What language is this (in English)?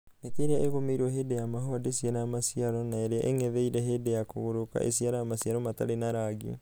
Kikuyu